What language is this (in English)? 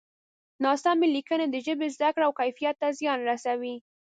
Pashto